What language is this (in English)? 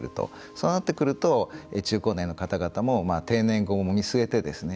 Japanese